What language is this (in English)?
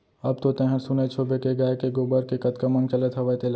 Chhattisgarhi